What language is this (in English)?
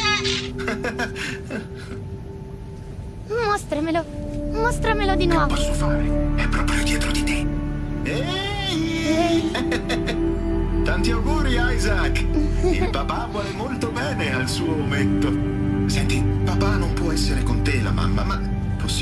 Italian